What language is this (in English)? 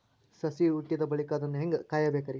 Kannada